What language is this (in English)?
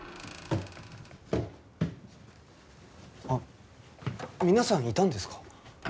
Japanese